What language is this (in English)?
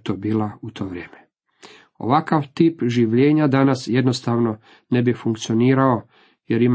Croatian